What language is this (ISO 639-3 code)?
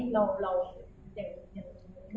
tha